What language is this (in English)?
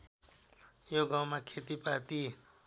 Nepali